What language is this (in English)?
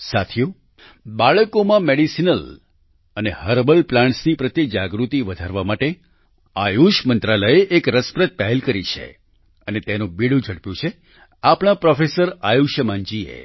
Gujarati